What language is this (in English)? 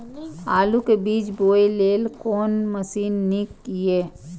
Maithili